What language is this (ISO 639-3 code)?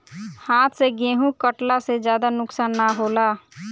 bho